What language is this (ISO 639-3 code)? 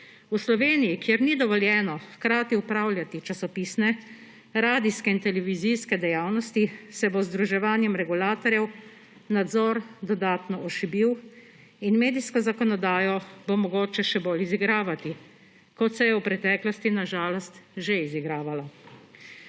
slv